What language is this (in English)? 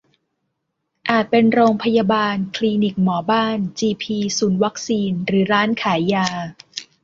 Thai